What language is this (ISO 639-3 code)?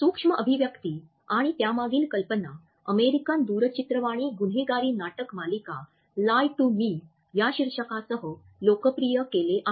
mar